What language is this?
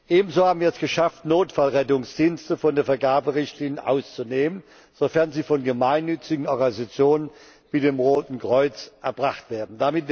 German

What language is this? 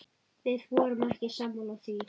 Icelandic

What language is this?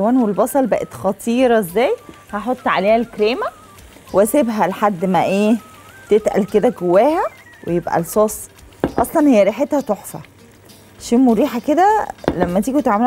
Arabic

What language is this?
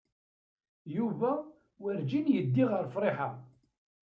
Kabyle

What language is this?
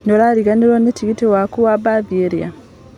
Kikuyu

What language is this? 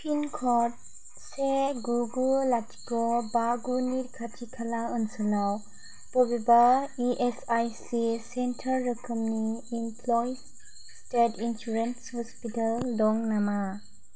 Bodo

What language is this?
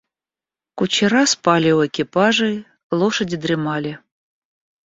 Russian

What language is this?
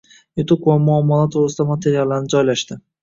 Uzbek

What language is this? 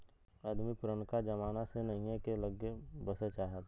Bhojpuri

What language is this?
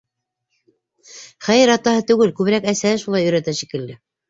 Bashkir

